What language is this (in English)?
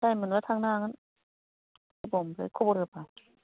Bodo